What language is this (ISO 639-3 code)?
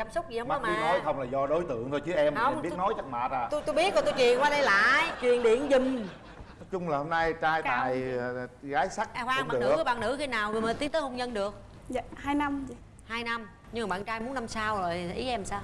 vie